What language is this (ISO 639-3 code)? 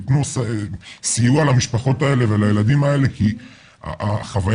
heb